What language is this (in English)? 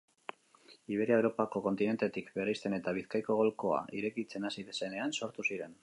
Basque